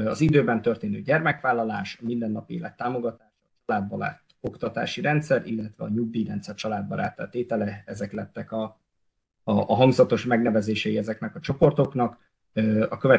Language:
Hungarian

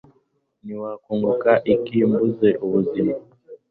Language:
Kinyarwanda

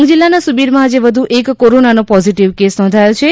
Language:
Gujarati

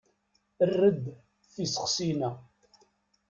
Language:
Kabyle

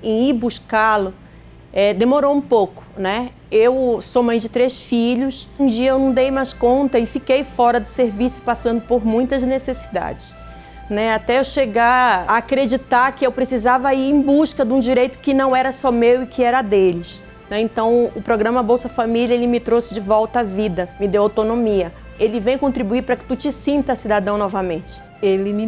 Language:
Portuguese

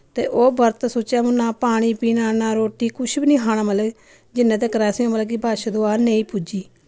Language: Dogri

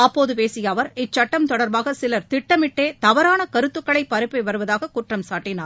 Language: Tamil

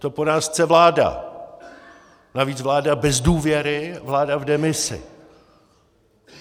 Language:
Czech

